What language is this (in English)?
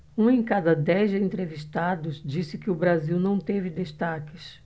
Portuguese